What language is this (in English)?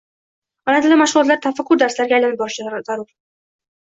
Uzbek